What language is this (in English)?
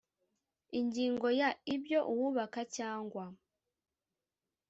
Kinyarwanda